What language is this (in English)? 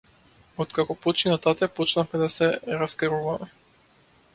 Macedonian